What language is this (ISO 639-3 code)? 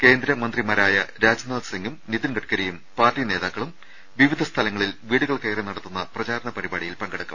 mal